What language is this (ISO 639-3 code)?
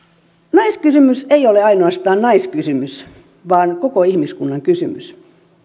fin